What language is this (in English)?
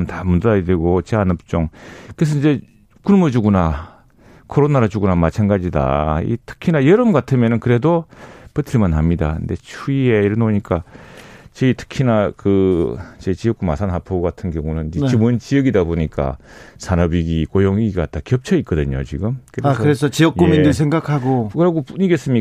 Korean